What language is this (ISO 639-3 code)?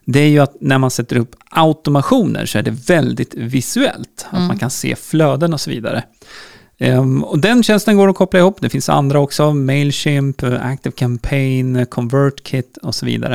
swe